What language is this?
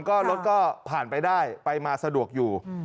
Thai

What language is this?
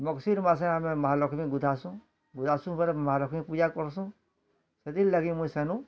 Odia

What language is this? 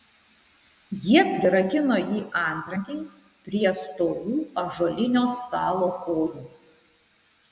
Lithuanian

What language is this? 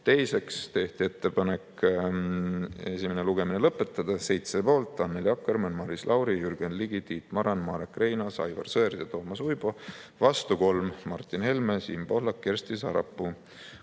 Estonian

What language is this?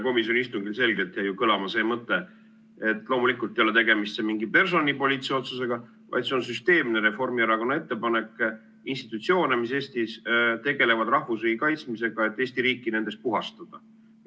Estonian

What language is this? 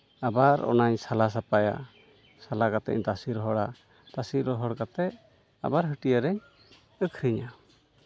Santali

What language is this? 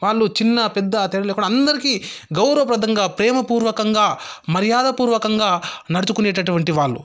Telugu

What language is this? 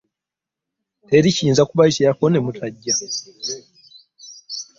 Ganda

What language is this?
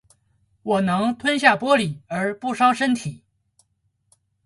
Chinese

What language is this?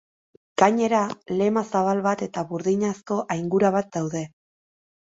Basque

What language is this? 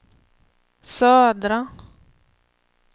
Swedish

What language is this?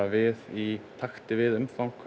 Icelandic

